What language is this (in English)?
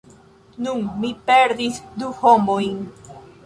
Esperanto